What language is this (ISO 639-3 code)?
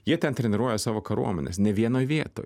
lit